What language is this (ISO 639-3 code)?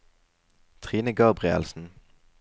nor